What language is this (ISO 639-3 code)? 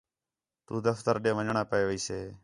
xhe